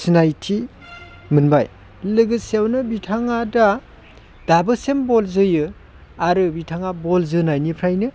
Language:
Bodo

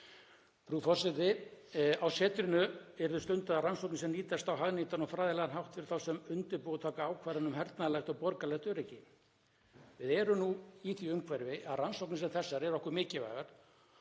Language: Icelandic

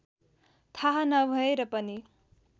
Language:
Nepali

